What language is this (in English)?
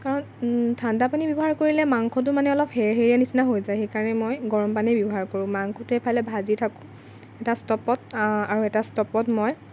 Assamese